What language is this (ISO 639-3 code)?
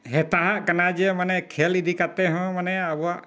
sat